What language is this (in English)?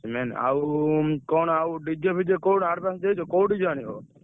Odia